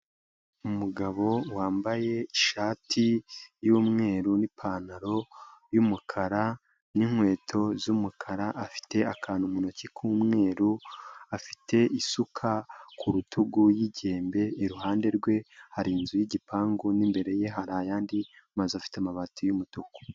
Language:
Kinyarwanda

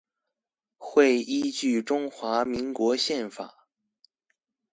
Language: Chinese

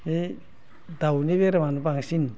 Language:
Bodo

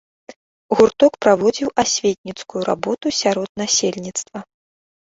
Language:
Belarusian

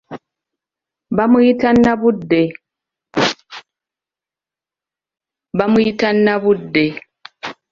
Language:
Ganda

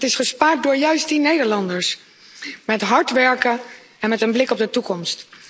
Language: Dutch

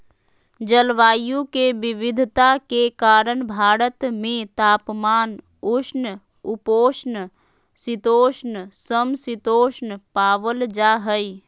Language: Magahi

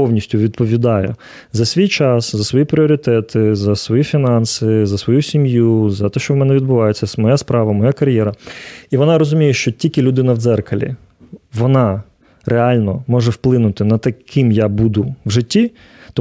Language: Ukrainian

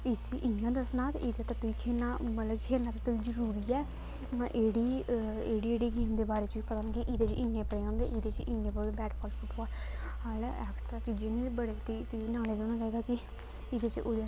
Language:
Dogri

